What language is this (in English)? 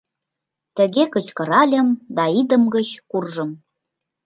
Mari